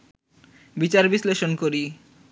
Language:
Bangla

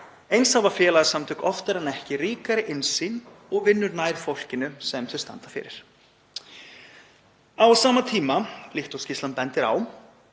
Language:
Icelandic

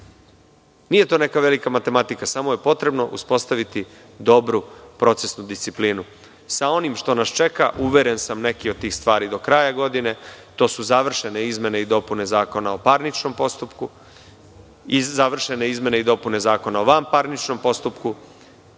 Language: Serbian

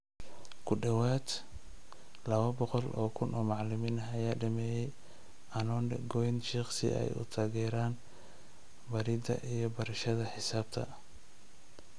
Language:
Somali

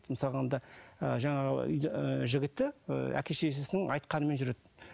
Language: Kazakh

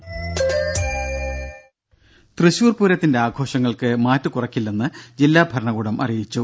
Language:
Malayalam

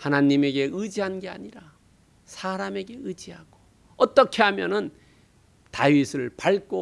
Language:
Korean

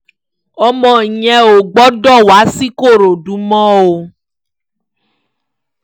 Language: Yoruba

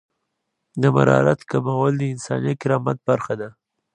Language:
Pashto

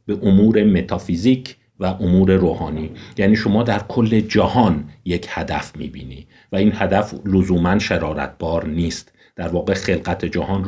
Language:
Persian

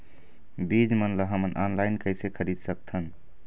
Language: Chhattisgarhi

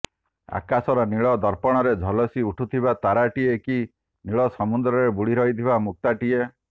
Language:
Odia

